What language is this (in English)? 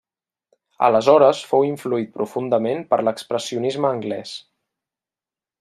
Catalan